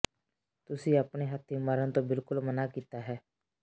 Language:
Punjabi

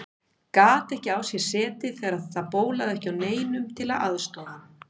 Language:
Icelandic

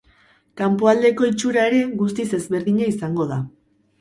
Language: Basque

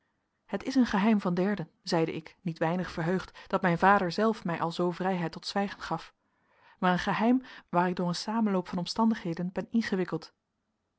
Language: Dutch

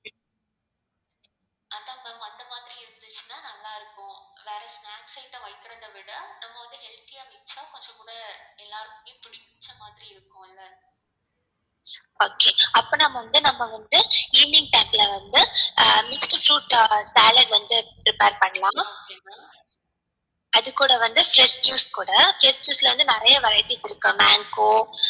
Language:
Tamil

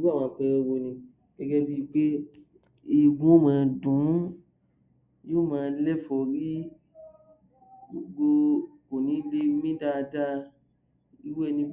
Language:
Yoruba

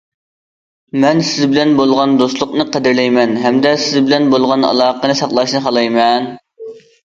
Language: Uyghur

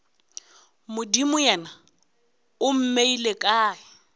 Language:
Northern Sotho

